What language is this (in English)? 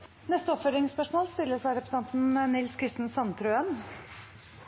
Norwegian Nynorsk